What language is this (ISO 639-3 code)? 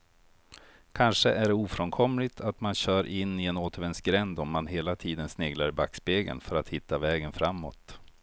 swe